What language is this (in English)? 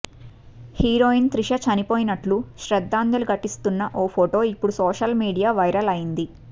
Telugu